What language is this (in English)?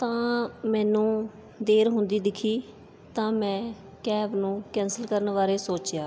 Punjabi